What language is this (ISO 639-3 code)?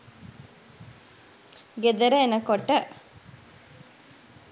sin